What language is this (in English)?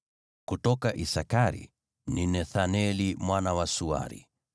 Swahili